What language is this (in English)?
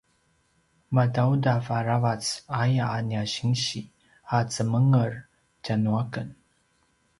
Paiwan